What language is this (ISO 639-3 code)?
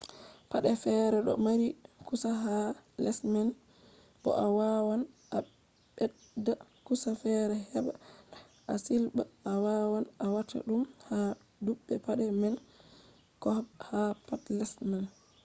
ful